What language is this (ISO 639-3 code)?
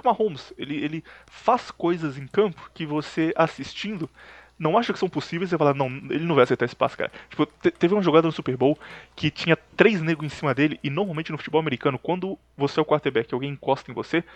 por